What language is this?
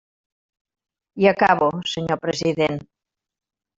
Catalan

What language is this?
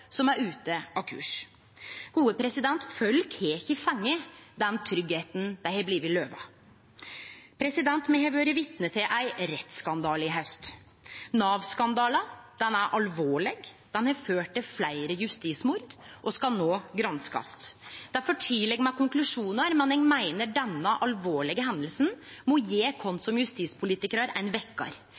Norwegian Nynorsk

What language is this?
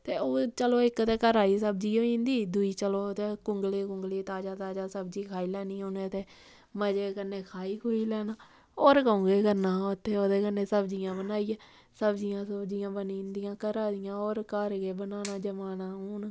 Dogri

